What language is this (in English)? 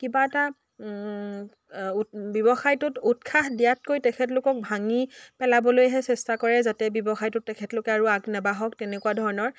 Assamese